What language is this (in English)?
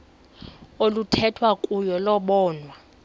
Xhosa